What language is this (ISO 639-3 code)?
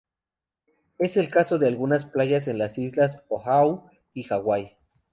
spa